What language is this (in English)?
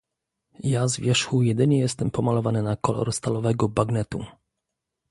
Polish